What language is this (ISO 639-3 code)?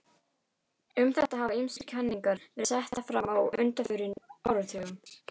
isl